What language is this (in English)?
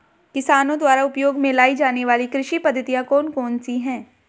Hindi